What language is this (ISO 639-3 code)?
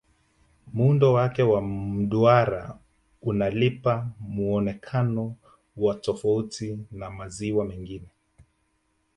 swa